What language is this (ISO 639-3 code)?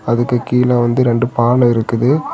tam